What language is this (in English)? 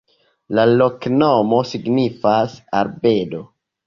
Esperanto